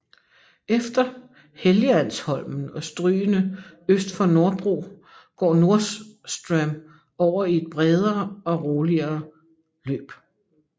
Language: Danish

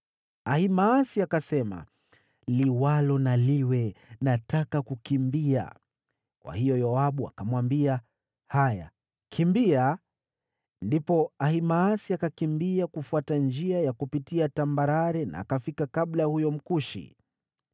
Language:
Swahili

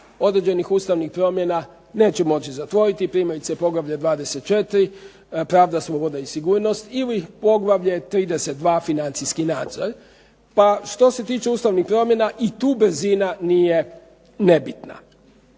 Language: Croatian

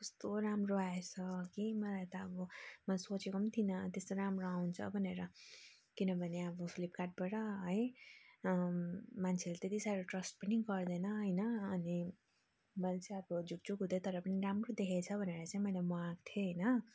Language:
Nepali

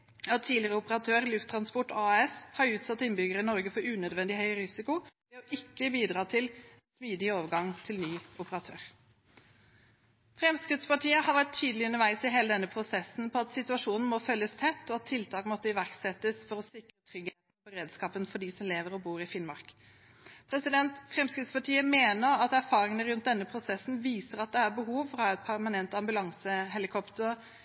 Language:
Norwegian Bokmål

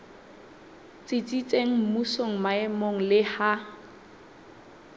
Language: Southern Sotho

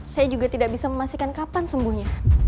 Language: Indonesian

